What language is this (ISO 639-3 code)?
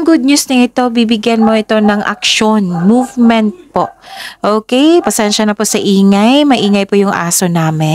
fil